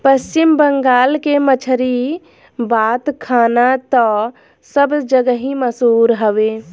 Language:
Bhojpuri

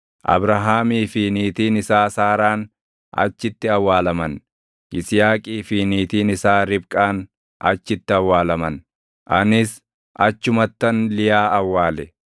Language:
Oromo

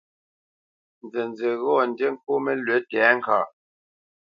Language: Bamenyam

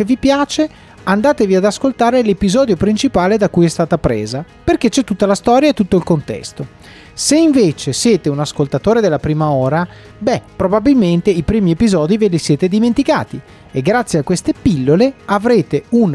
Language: Italian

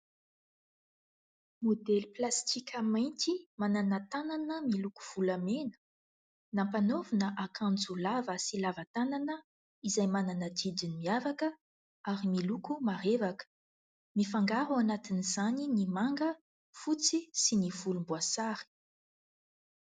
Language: Malagasy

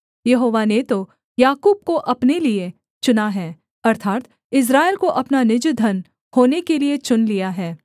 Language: Hindi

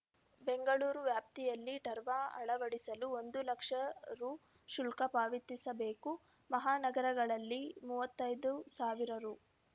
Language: Kannada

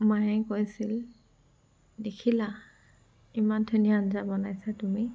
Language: Assamese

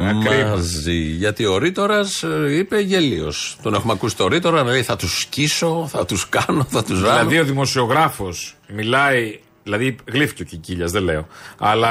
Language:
Greek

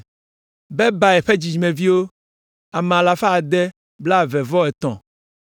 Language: Ewe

